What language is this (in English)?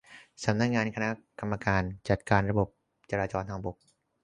Thai